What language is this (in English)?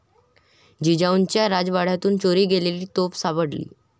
Marathi